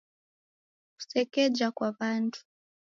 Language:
Taita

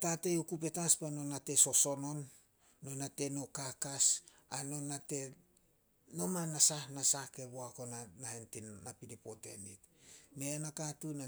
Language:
Solos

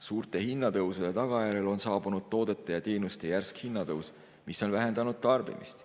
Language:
Estonian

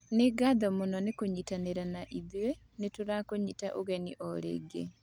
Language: Kikuyu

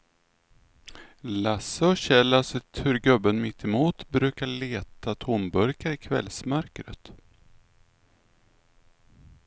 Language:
Swedish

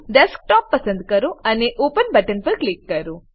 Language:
Gujarati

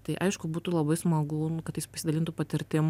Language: Lithuanian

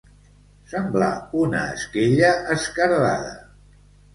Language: Catalan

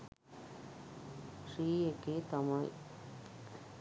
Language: Sinhala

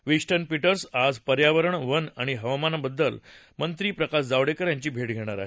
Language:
Marathi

